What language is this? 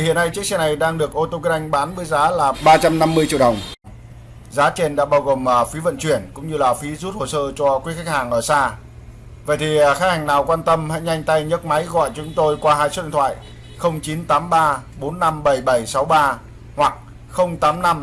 Vietnamese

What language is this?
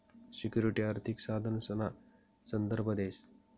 Marathi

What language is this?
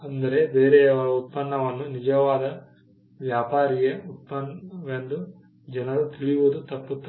Kannada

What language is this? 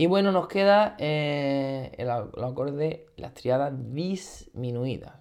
Spanish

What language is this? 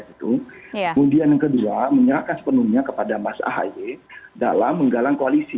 Indonesian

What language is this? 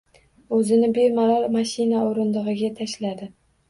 Uzbek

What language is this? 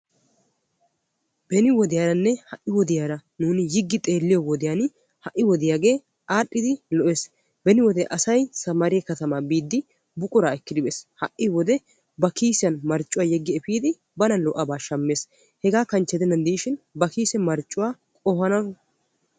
Wolaytta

